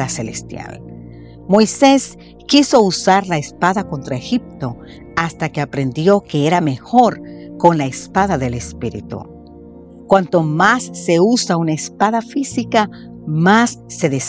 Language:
Spanish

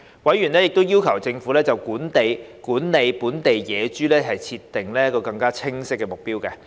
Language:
Cantonese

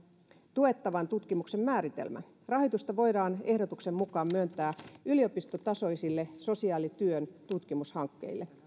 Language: Finnish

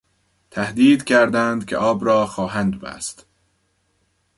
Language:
Persian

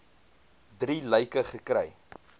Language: Afrikaans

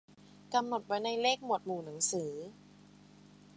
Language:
Thai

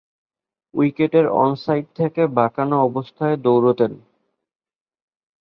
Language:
Bangla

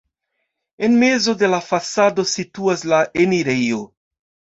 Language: Esperanto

